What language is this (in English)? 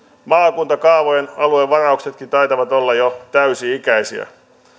Finnish